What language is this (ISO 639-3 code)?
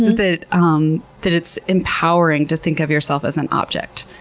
eng